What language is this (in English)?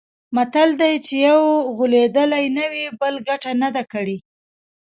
Pashto